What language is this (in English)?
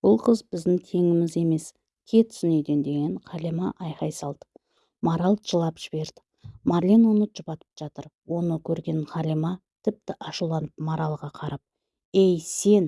Turkish